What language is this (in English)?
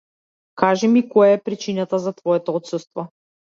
Macedonian